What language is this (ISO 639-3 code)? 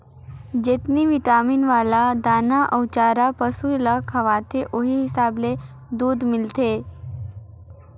hne